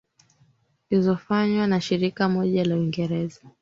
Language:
Swahili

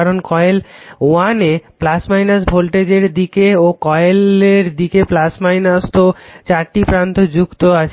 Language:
Bangla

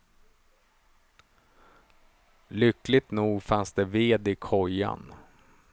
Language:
Swedish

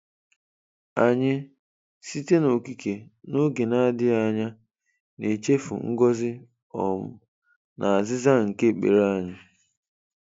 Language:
Igbo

